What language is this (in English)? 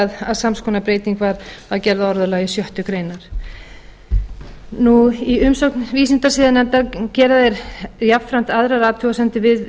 Icelandic